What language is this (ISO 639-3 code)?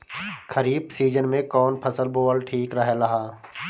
bho